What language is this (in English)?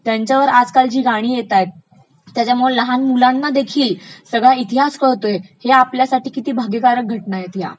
Marathi